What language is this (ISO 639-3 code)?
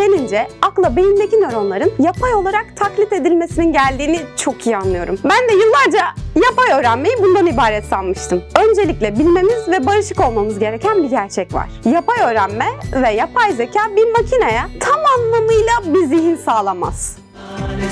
tur